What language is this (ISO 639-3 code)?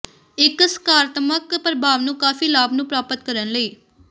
pan